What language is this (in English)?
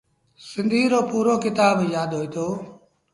Sindhi Bhil